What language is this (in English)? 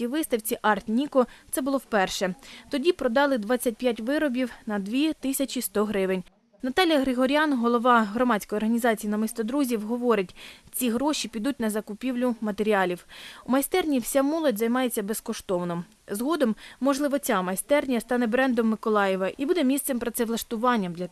Ukrainian